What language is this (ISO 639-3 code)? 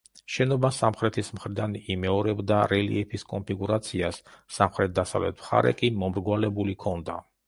kat